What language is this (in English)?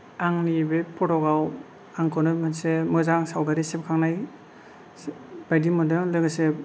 Bodo